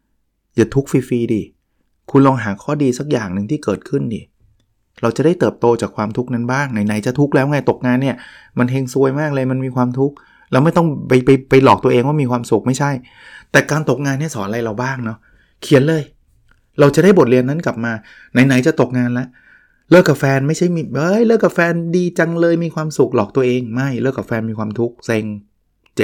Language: Thai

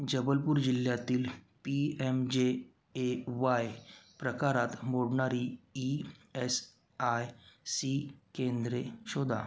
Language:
Marathi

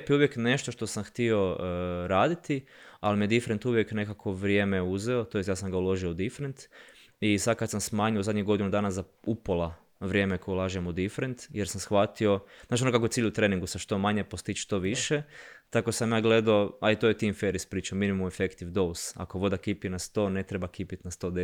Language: Croatian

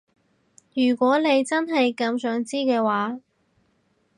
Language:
Cantonese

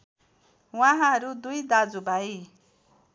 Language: Nepali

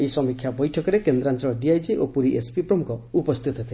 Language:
Odia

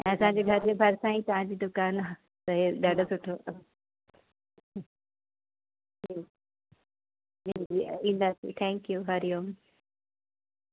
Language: Sindhi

